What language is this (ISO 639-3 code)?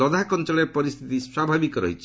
ori